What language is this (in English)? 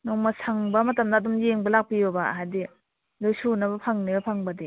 Manipuri